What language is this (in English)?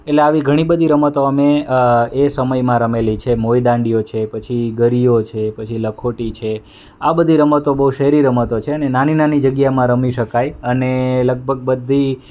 Gujarati